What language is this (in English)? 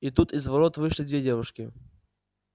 Russian